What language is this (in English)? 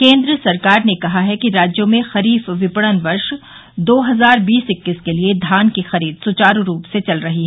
Hindi